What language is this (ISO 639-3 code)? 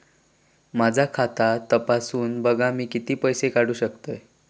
mar